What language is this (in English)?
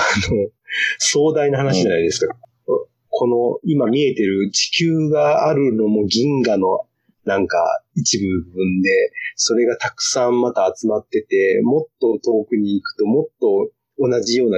Japanese